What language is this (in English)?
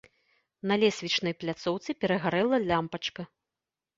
Belarusian